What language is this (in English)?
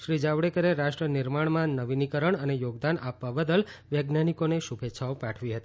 Gujarati